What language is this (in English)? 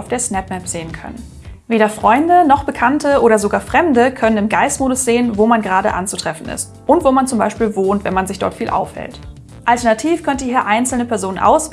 German